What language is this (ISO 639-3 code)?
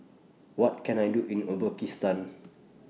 eng